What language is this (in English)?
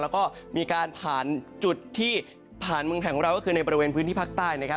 Thai